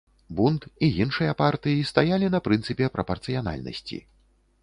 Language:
Belarusian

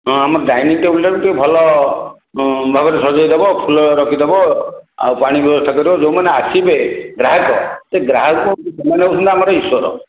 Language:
Odia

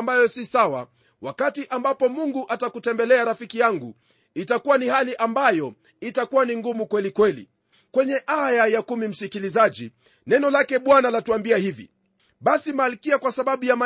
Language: Swahili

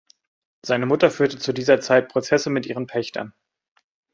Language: German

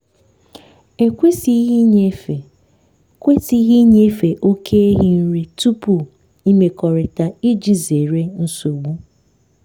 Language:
Igbo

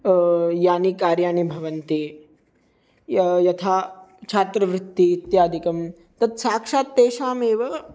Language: Sanskrit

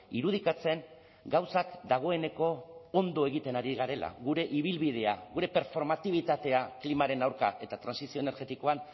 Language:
Basque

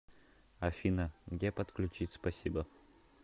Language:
Russian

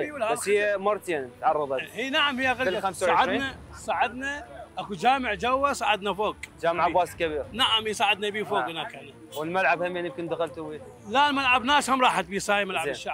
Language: Arabic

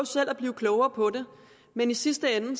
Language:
Danish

